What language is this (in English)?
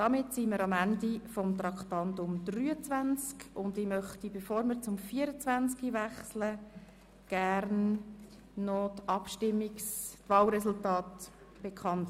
Swiss German